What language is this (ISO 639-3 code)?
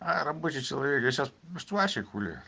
rus